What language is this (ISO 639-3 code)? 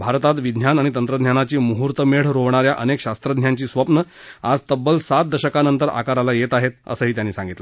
mar